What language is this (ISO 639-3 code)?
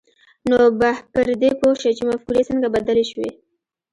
pus